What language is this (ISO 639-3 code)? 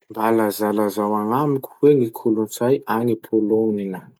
msh